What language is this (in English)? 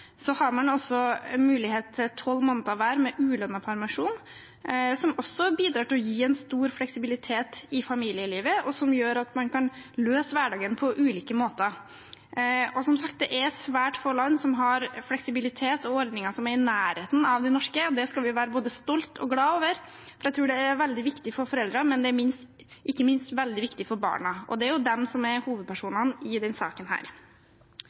Norwegian Bokmål